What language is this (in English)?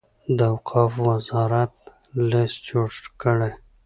Pashto